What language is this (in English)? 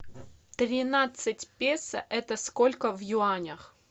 Russian